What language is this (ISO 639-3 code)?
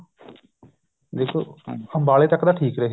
pan